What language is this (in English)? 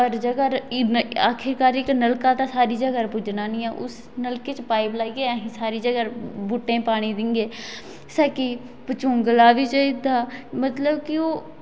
Dogri